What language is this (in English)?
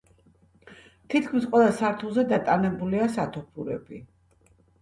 Georgian